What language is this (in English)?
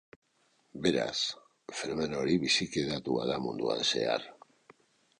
Basque